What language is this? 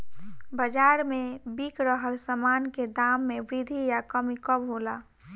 Bhojpuri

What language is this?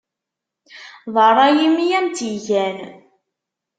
Kabyle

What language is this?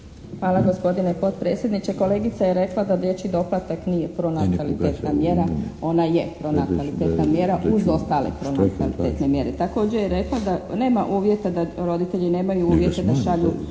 Croatian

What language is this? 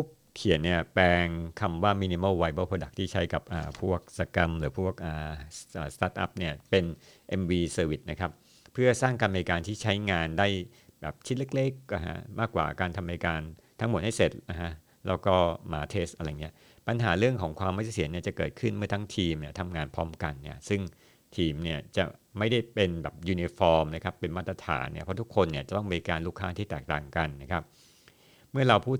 Thai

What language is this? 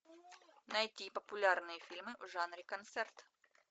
Russian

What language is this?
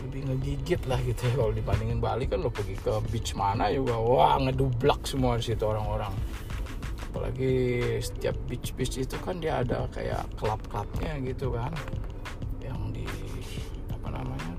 Indonesian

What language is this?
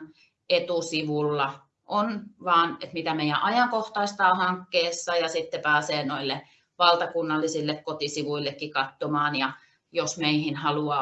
Finnish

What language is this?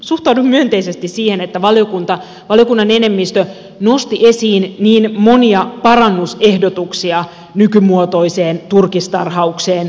Finnish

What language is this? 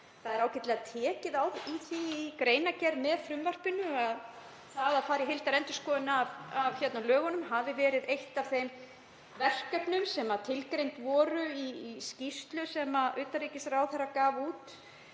Icelandic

